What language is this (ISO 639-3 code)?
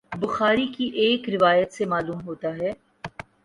urd